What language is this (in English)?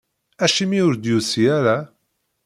Kabyle